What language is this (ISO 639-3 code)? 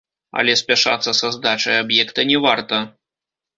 bel